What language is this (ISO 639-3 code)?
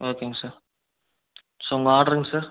tam